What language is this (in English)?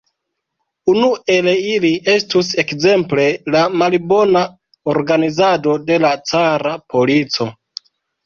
Esperanto